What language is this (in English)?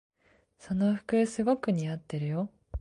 Japanese